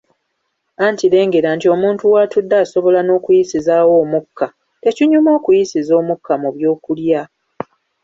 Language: Ganda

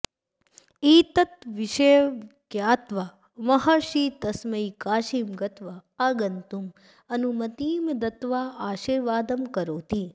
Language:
Sanskrit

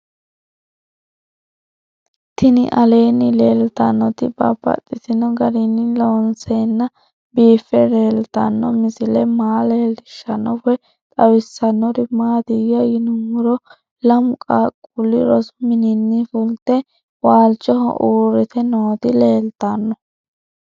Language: Sidamo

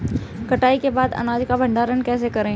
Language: Hindi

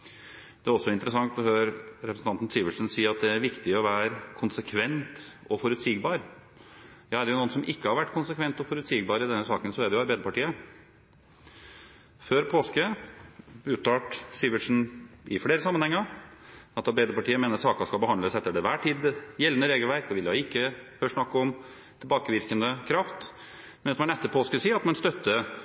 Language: Norwegian Bokmål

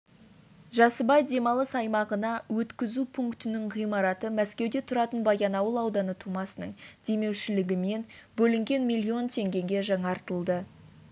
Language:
Kazakh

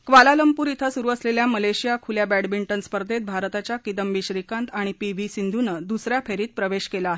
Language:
Marathi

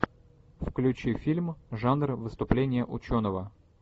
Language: Russian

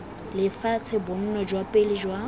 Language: Tswana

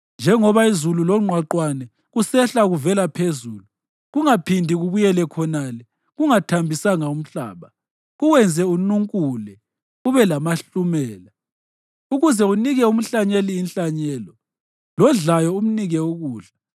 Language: North Ndebele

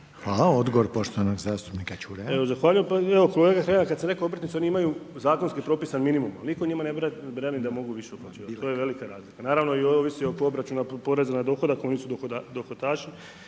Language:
Croatian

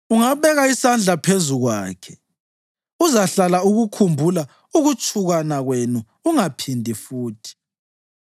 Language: North Ndebele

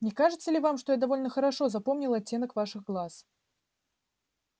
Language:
Russian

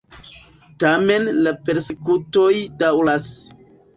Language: Esperanto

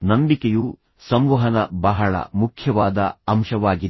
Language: Kannada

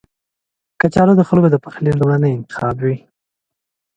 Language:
Pashto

